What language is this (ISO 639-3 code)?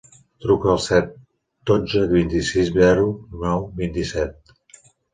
cat